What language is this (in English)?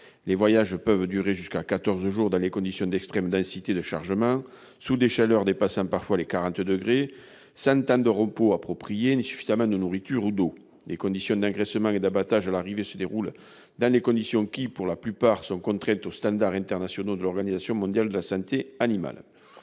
French